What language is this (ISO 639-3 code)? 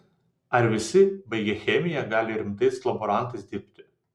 lit